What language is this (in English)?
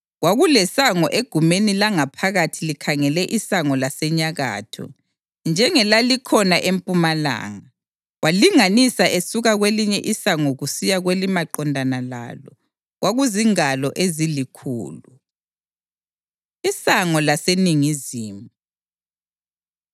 North Ndebele